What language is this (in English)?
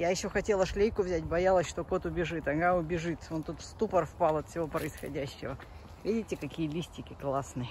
Russian